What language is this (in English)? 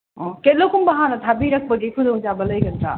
Manipuri